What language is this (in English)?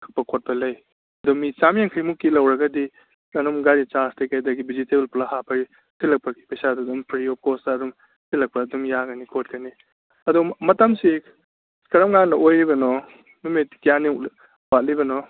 Manipuri